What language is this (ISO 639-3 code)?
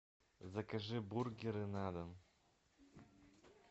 rus